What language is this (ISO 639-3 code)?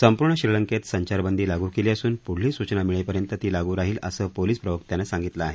mar